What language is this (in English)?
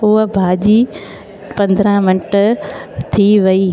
Sindhi